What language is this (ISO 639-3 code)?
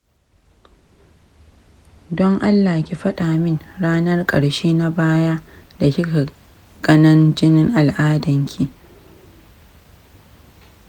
hau